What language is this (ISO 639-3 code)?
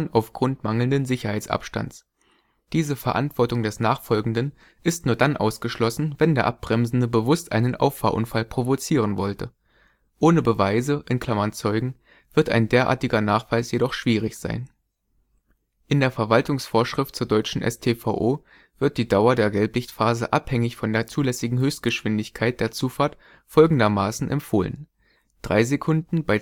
deu